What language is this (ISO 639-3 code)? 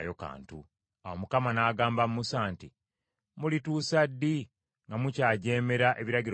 lug